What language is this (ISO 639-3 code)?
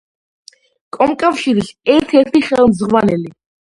kat